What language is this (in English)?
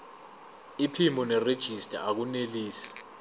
Zulu